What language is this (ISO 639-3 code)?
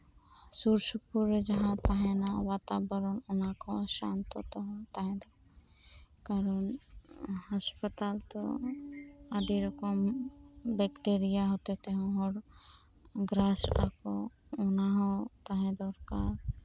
sat